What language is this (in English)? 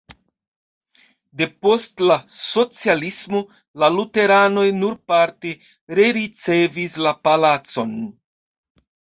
Esperanto